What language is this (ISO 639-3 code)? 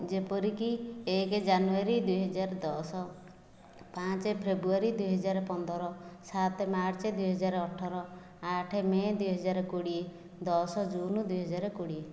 ori